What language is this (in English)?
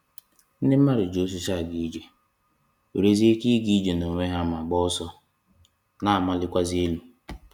Igbo